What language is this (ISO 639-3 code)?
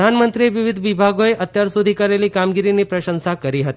guj